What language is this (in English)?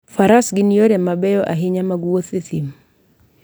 Luo (Kenya and Tanzania)